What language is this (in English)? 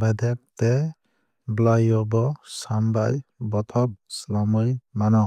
Kok Borok